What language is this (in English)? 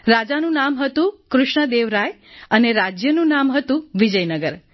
Gujarati